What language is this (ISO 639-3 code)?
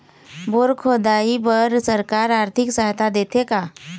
hne